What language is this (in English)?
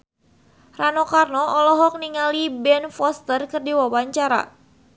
Sundanese